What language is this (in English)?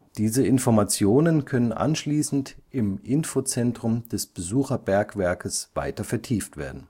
German